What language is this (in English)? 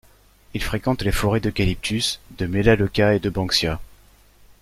French